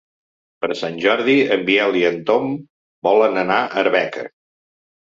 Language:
Catalan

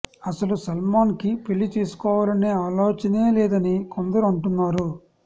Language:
Telugu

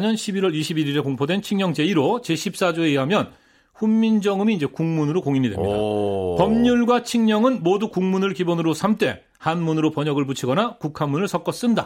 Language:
Korean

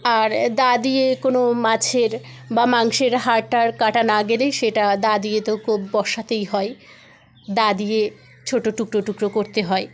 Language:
Bangla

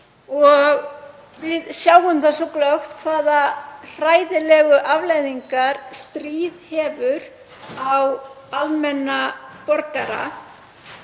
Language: Icelandic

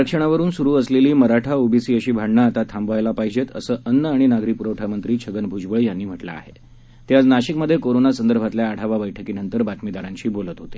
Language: Marathi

